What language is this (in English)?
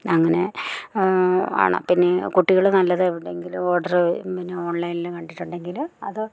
Malayalam